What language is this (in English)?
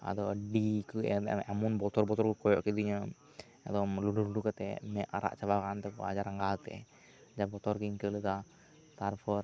Santali